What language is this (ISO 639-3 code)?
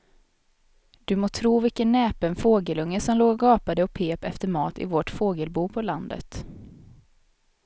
swe